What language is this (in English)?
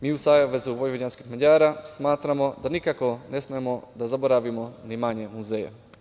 Serbian